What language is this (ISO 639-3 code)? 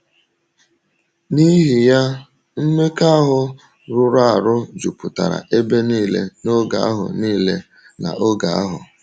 ibo